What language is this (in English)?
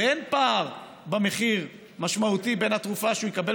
Hebrew